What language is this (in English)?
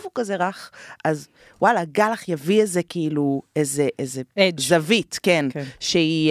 Hebrew